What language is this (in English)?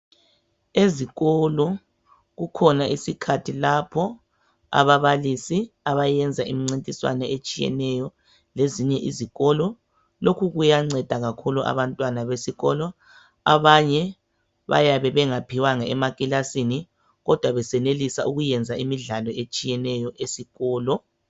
North Ndebele